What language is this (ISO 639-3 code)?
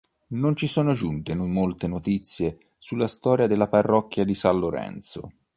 ita